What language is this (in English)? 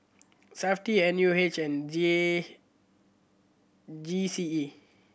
English